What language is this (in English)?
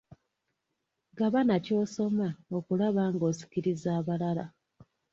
Ganda